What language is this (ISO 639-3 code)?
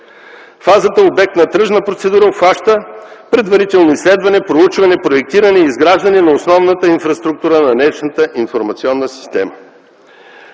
bul